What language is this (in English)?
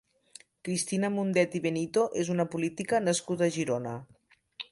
Catalan